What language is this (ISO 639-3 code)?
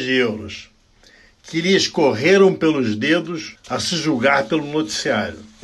por